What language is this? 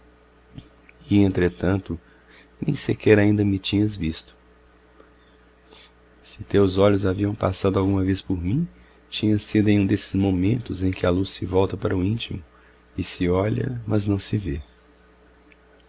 Portuguese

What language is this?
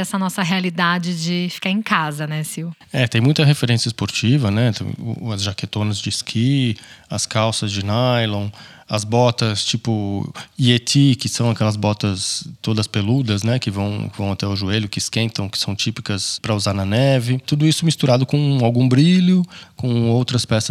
Portuguese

